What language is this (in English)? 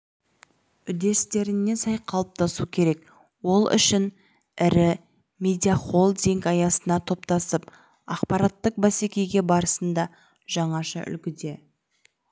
Kazakh